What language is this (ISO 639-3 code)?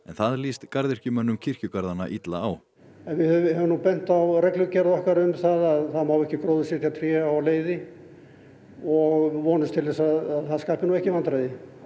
isl